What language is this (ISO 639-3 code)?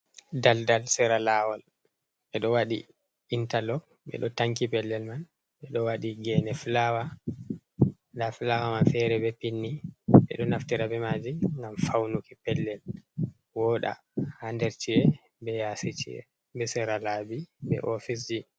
ful